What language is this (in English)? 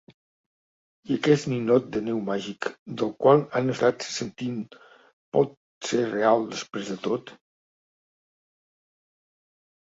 Catalan